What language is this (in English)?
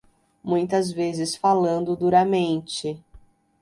Portuguese